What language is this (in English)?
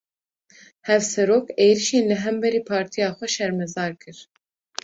Kurdish